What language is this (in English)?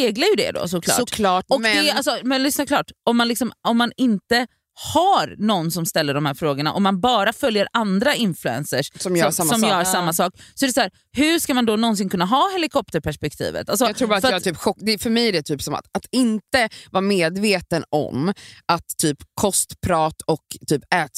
Swedish